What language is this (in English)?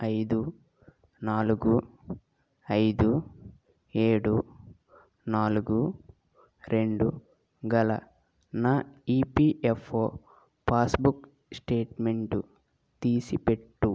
Telugu